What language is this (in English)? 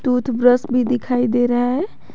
Hindi